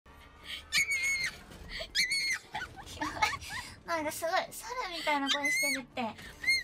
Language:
Japanese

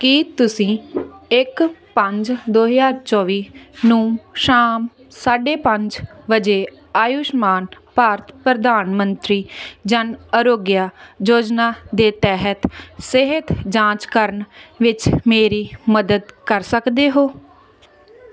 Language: Punjabi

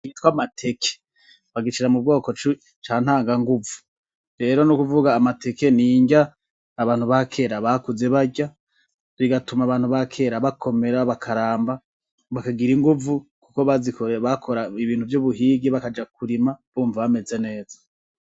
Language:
Rundi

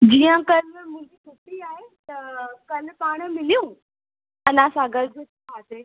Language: Sindhi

